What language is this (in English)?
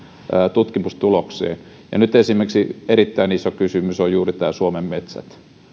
Finnish